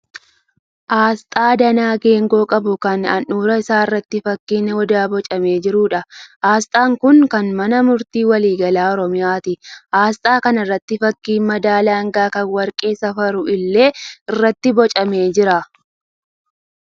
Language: Oromo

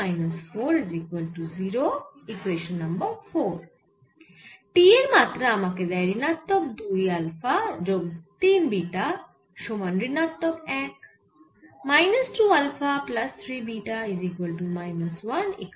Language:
Bangla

